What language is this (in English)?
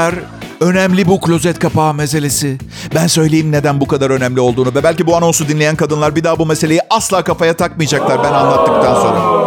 Turkish